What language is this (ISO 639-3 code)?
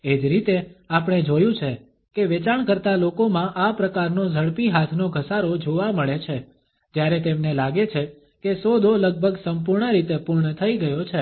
guj